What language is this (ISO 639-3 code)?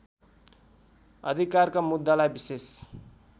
nep